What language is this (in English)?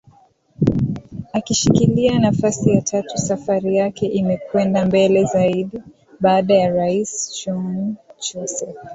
Swahili